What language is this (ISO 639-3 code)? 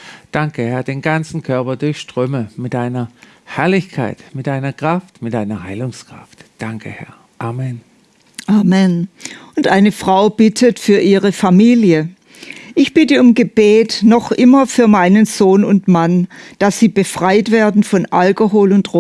deu